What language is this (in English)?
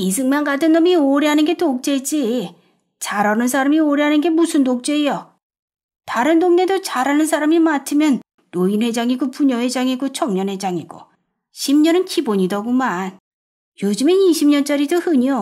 Korean